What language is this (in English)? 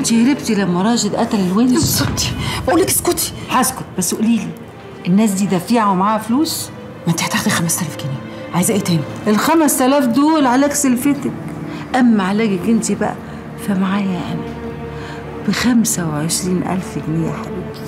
Arabic